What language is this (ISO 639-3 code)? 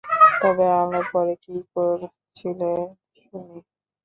ben